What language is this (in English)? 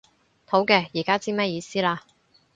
Cantonese